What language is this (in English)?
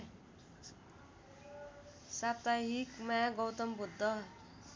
Nepali